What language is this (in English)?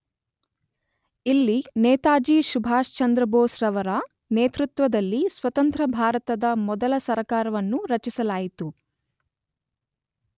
Kannada